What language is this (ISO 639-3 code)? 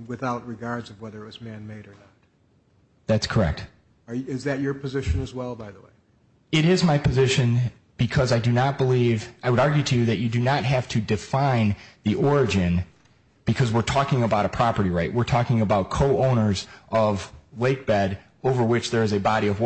eng